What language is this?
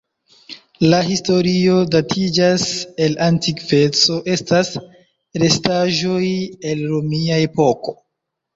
Esperanto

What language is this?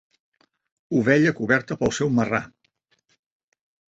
Catalan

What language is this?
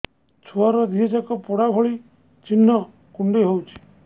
Odia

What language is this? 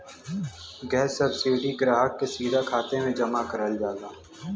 Bhojpuri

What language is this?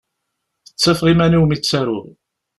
Kabyle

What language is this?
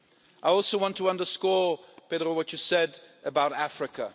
English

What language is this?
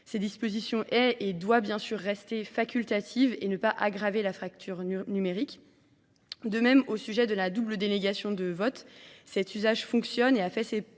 French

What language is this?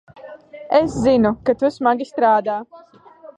Latvian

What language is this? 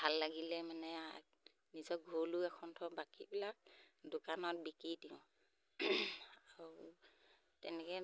Assamese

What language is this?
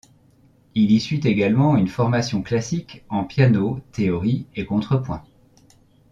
French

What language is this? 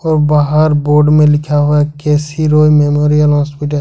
Hindi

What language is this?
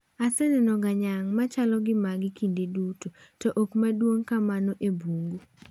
Luo (Kenya and Tanzania)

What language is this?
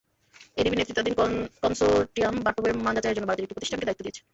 Bangla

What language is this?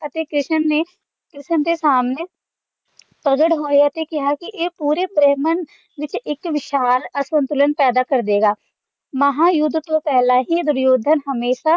Punjabi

